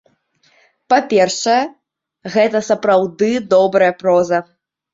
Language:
Belarusian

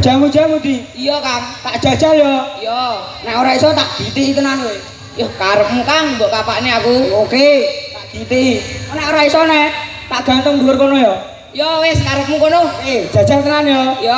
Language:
Indonesian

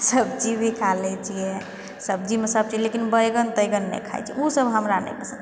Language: Maithili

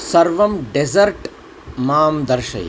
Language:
Sanskrit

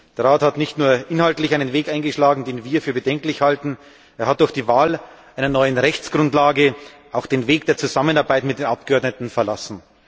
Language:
German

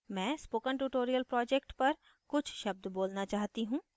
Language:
Hindi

